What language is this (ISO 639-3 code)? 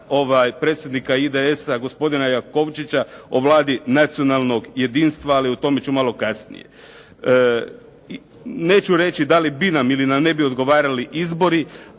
hrv